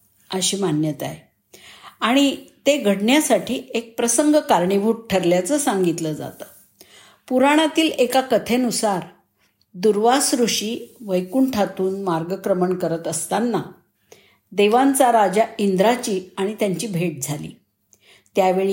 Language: Marathi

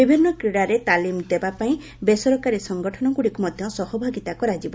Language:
Odia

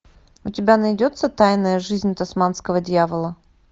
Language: Russian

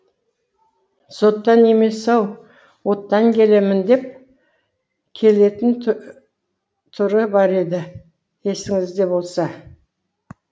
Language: Kazakh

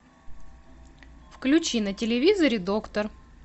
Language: Russian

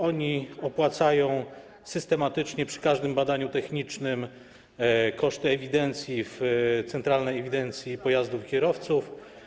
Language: Polish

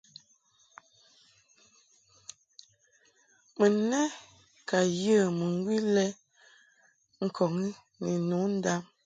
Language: Mungaka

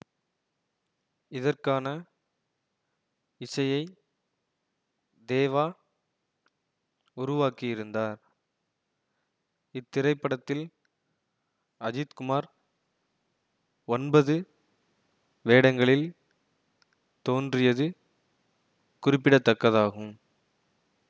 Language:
Tamil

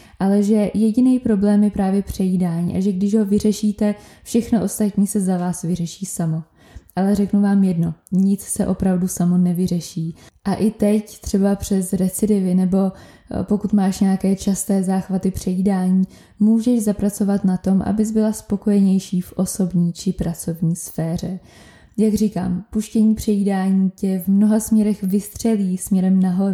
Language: Czech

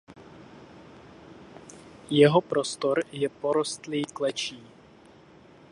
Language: Czech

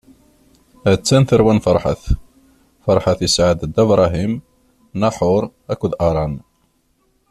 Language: Kabyle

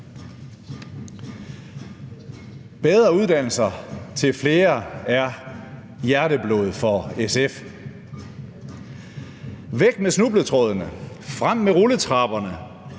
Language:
Danish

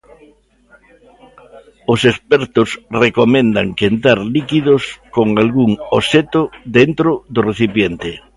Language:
Galician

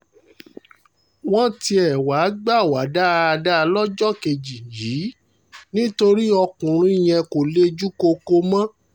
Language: Yoruba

